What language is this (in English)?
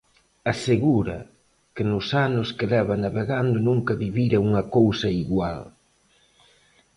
Galician